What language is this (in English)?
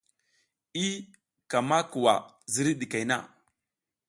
South Giziga